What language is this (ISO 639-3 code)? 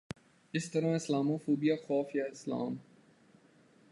urd